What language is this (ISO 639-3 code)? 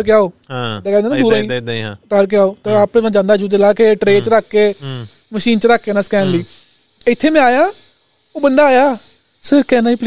pan